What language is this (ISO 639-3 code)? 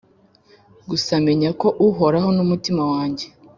kin